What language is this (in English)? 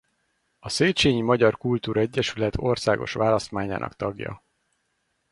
Hungarian